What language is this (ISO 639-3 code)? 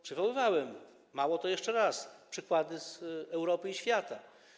pol